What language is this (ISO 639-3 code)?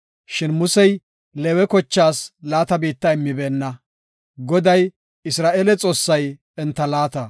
gof